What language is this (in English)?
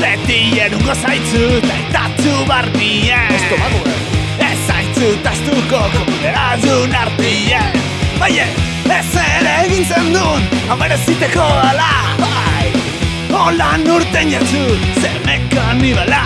Basque